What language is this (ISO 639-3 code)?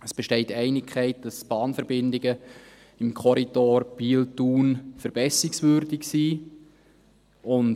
gsw